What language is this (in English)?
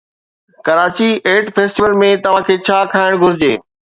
Sindhi